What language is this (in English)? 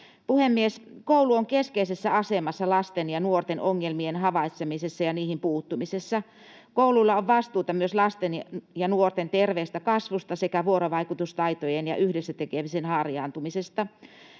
Finnish